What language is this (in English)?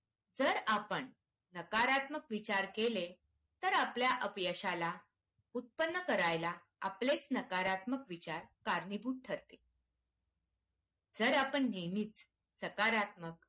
Marathi